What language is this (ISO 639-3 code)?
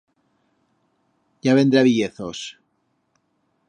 arg